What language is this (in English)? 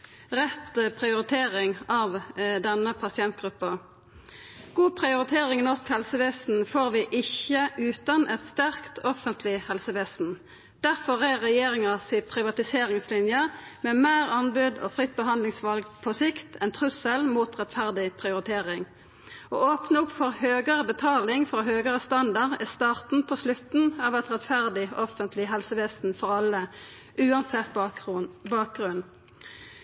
Norwegian Nynorsk